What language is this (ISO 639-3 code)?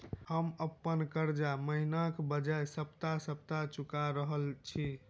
mai